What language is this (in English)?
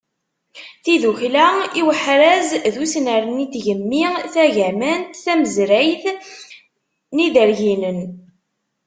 Kabyle